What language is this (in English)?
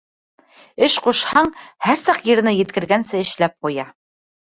Bashkir